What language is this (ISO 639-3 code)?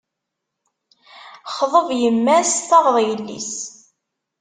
kab